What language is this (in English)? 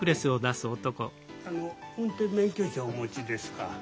Japanese